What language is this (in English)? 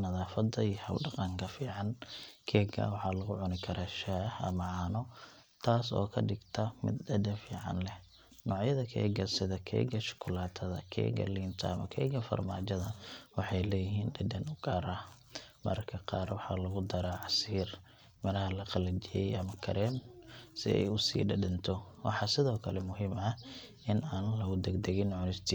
Somali